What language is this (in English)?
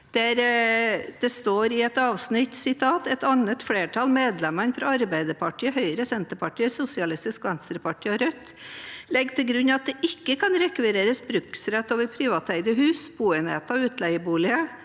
Norwegian